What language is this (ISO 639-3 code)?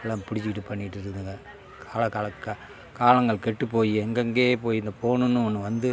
tam